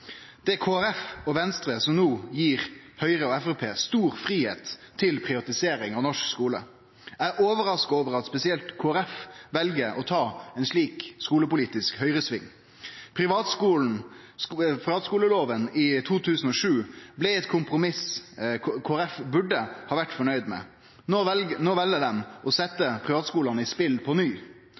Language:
Norwegian Nynorsk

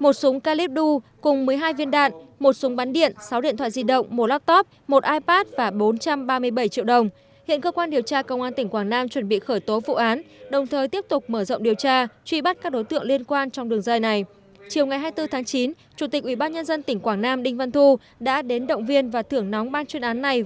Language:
Vietnamese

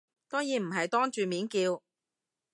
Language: Cantonese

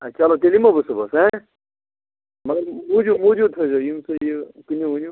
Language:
Kashmiri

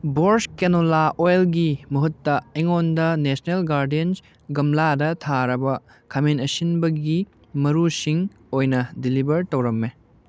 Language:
Manipuri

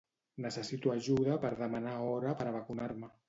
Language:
Catalan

